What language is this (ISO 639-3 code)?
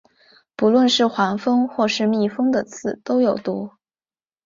zho